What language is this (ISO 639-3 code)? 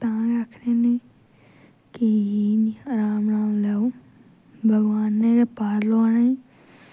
doi